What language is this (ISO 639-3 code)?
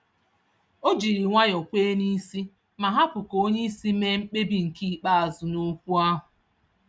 ibo